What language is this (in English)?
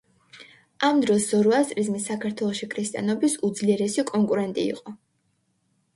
Georgian